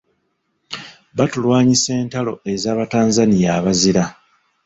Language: Ganda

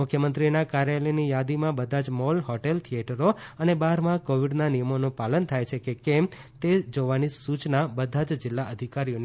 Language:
Gujarati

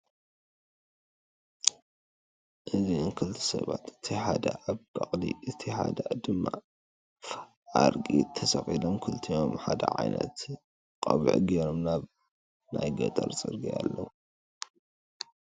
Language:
Tigrinya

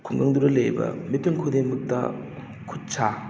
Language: Manipuri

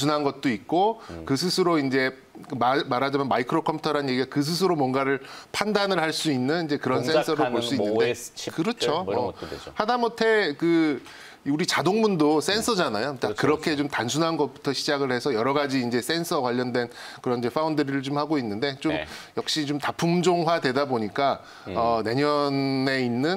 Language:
Korean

